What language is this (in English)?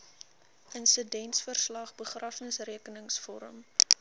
Afrikaans